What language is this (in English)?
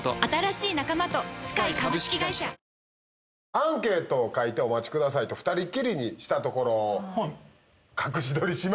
Japanese